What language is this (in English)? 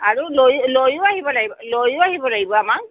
Assamese